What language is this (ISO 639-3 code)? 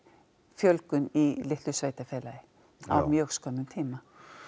isl